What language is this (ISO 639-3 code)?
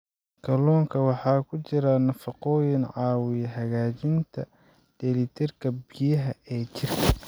som